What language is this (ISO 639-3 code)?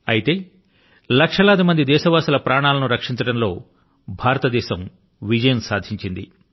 tel